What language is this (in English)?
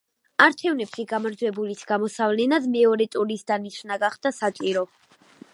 Georgian